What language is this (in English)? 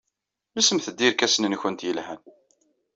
Kabyle